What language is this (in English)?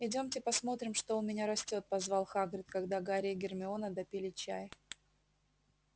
Russian